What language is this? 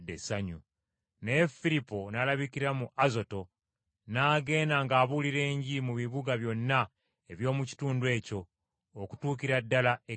Ganda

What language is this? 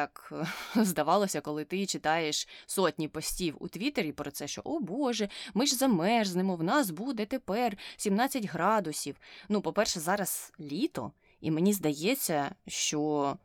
Ukrainian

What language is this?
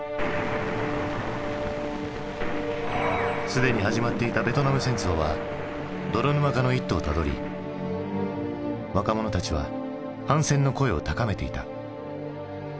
Japanese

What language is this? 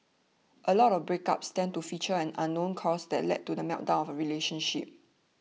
English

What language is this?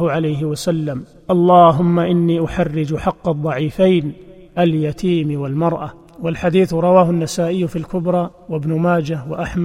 Arabic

